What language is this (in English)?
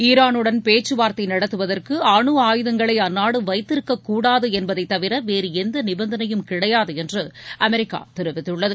Tamil